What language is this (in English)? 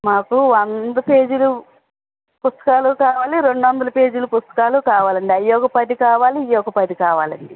Telugu